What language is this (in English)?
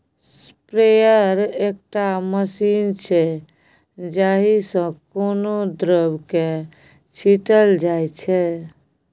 Maithili